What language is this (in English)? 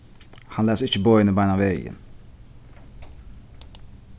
Faroese